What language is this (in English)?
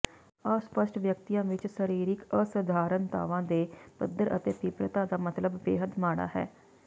Punjabi